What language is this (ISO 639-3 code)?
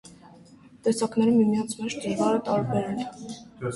hye